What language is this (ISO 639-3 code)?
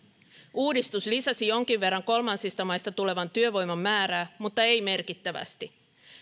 fin